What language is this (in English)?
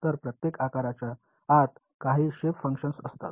Marathi